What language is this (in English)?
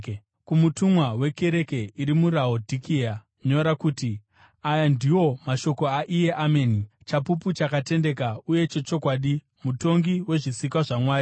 Shona